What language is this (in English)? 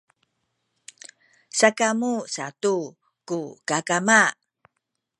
Sakizaya